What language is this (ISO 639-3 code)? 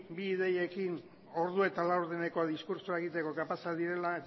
eus